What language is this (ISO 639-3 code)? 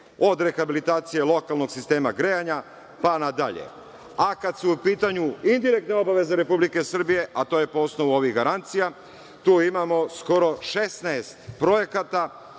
srp